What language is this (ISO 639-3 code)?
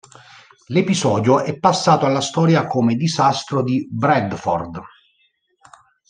ita